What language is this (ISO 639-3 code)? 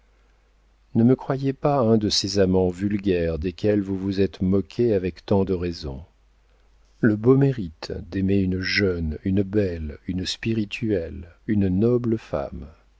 fra